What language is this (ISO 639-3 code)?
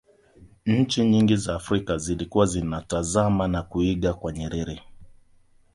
swa